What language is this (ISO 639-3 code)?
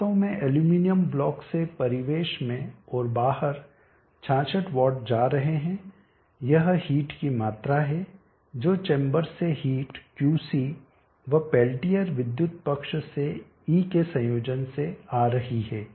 hin